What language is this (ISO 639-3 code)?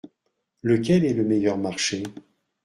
fra